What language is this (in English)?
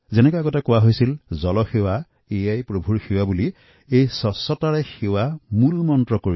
Assamese